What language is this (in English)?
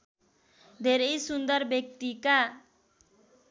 Nepali